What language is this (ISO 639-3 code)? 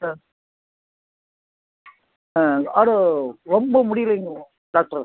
tam